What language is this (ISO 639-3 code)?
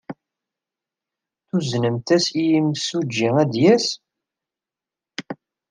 kab